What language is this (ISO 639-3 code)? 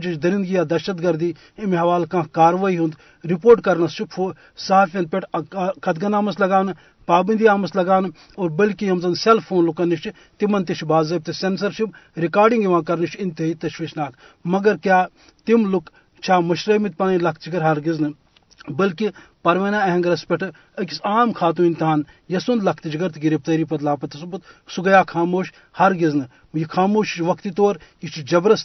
urd